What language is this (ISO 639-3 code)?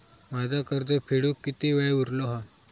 mar